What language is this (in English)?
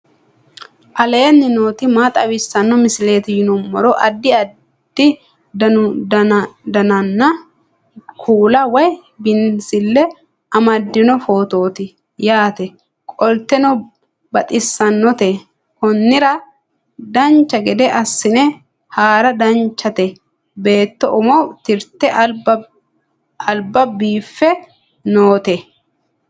Sidamo